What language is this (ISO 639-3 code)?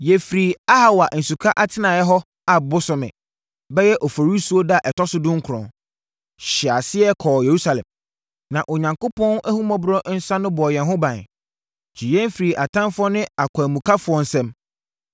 aka